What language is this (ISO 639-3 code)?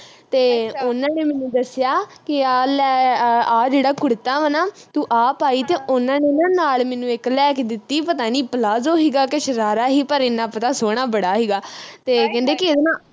pan